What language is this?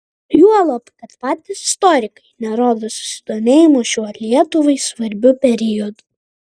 Lithuanian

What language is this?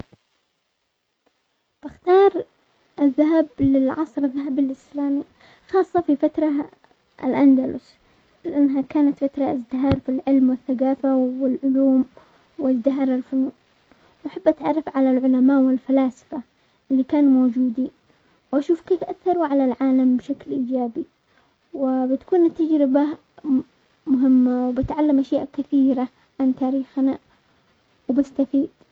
Omani Arabic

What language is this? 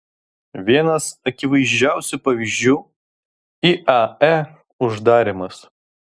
Lithuanian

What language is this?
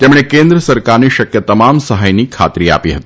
Gujarati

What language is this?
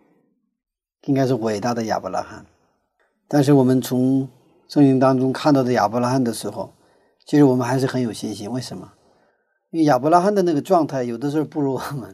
Chinese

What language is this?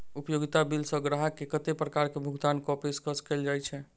Maithili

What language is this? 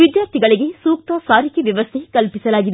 Kannada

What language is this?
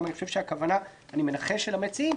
Hebrew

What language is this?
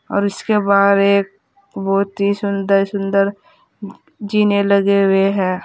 Hindi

